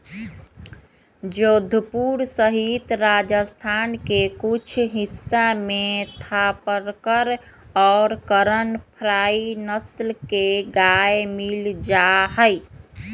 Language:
Magahi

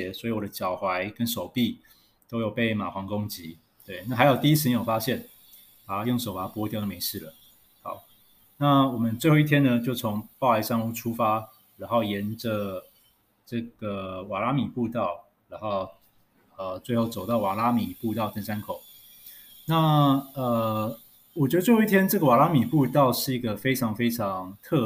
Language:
Chinese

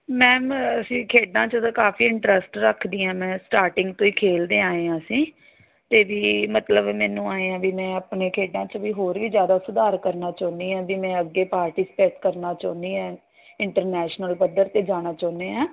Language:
Punjabi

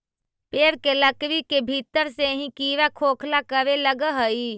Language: Magahi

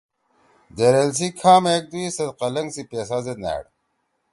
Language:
Torwali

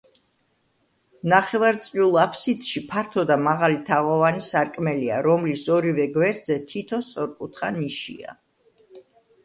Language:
Georgian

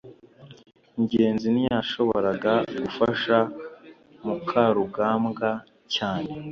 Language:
Kinyarwanda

